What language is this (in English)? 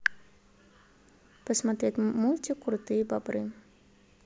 Russian